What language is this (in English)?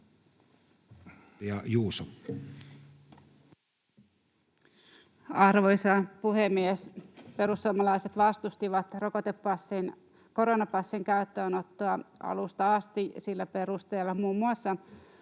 Finnish